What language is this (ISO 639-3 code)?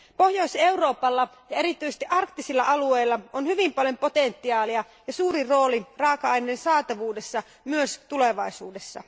fin